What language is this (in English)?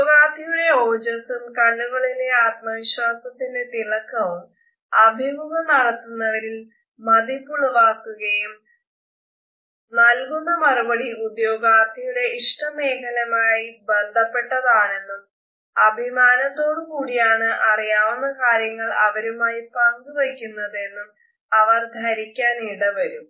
Malayalam